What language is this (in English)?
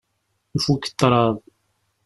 Kabyle